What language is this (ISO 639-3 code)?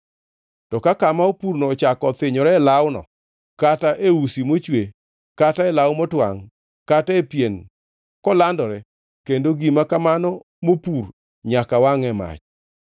luo